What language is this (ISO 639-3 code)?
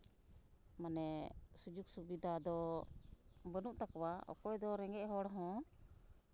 sat